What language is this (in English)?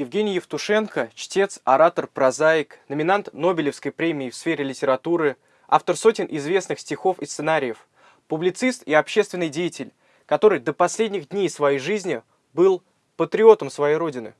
Russian